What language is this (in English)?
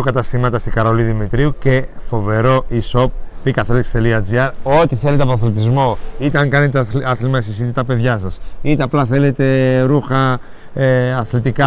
Greek